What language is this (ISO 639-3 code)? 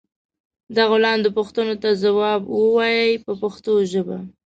pus